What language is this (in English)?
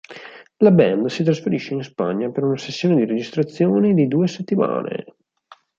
Italian